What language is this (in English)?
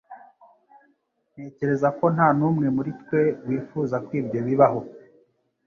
Kinyarwanda